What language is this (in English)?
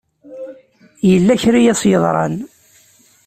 Kabyle